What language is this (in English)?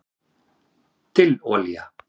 Icelandic